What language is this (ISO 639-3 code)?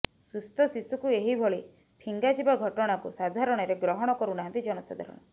ori